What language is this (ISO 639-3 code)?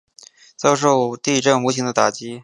zho